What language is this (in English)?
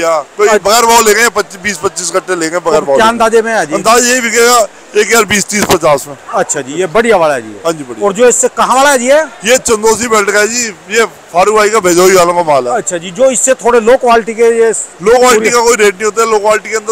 Hindi